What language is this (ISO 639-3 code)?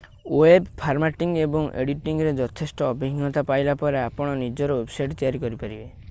ori